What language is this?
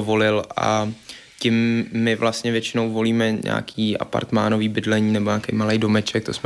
Czech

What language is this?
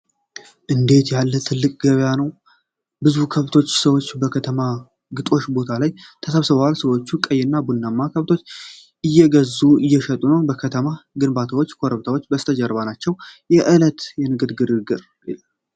Amharic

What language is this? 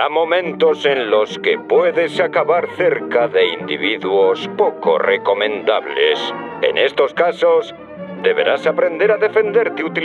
Spanish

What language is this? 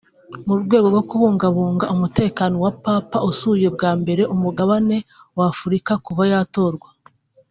Kinyarwanda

